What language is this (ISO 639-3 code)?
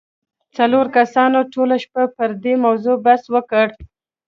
pus